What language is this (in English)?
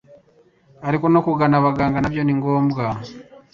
Kinyarwanda